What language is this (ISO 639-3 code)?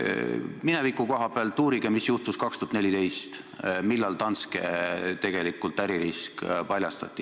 est